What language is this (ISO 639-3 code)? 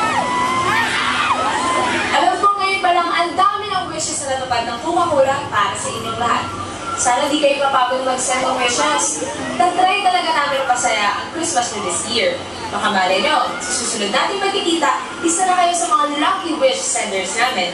fil